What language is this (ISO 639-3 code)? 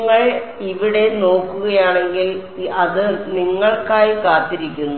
mal